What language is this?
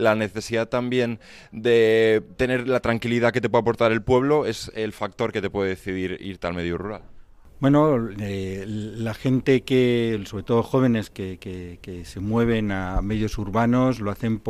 Spanish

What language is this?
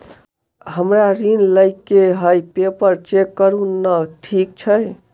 Maithili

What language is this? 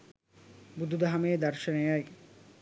Sinhala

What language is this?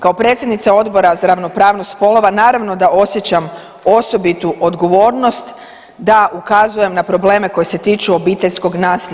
Croatian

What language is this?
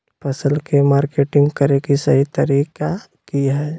Magahi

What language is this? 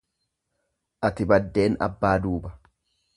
Oromo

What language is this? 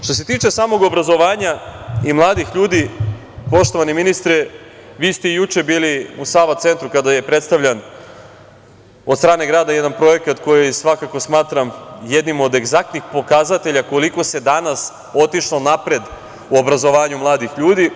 Serbian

